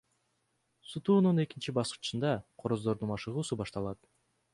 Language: Kyrgyz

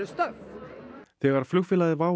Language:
Icelandic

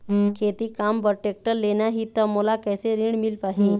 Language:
Chhattisgarhi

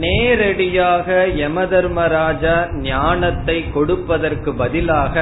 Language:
Tamil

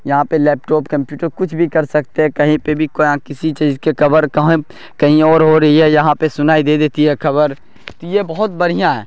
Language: Urdu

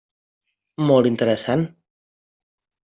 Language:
Catalan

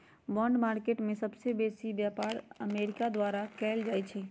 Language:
Magahi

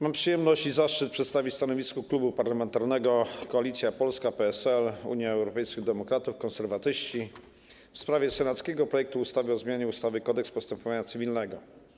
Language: Polish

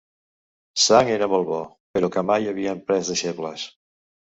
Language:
Catalan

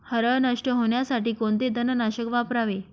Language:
Marathi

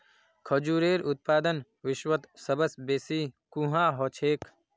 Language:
Magahi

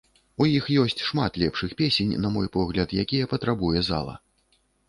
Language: Belarusian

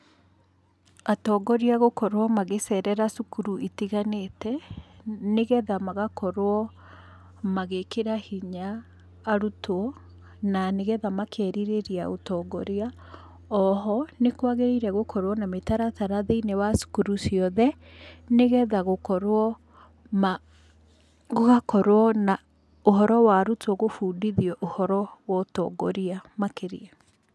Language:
Kikuyu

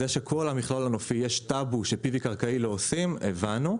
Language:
Hebrew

